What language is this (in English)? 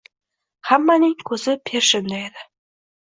Uzbek